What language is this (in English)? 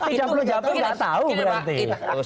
Indonesian